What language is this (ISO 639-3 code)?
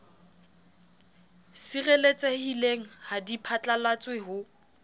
sot